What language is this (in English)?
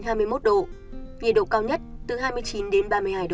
Vietnamese